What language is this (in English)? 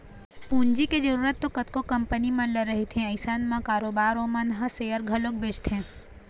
Chhattisgarhi